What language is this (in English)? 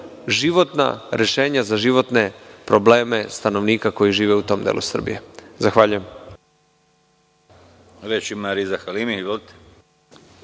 Serbian